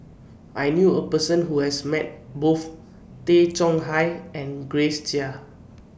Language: English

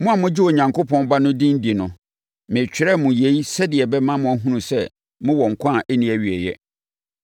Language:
Akan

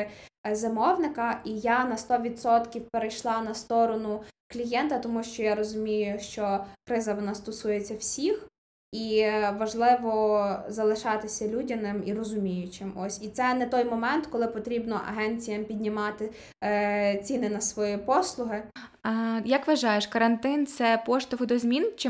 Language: Ukrainian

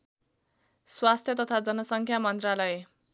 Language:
Nepali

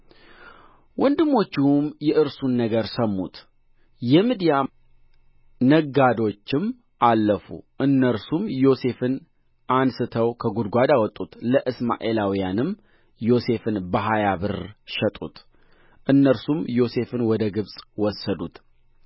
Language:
Amharic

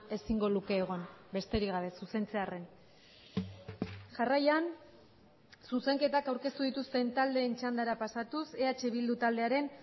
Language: Basque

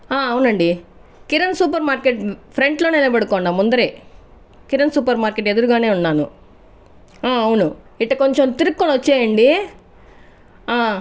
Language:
Telugu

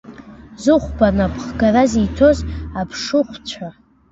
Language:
Abkhazian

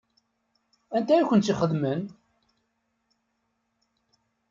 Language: Kabyle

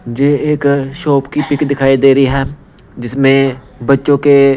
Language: Hindi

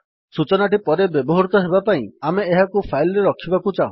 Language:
Odia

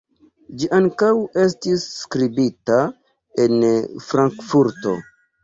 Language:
Esperanto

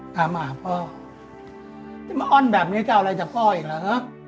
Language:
Thai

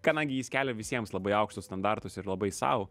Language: Lithuanian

